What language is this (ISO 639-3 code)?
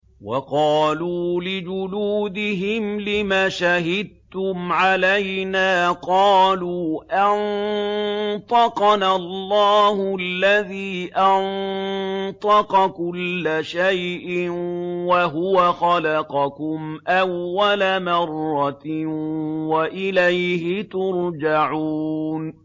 ara